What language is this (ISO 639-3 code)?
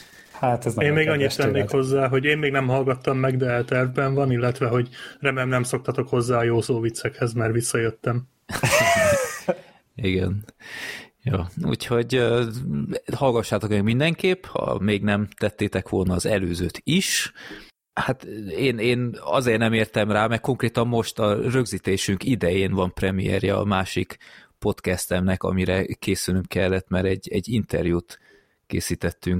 hun